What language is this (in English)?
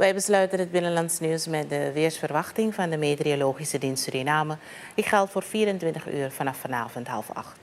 Dutch